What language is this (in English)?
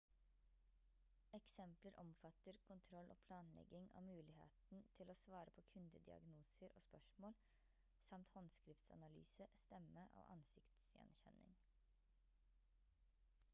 Norwegian Bokmål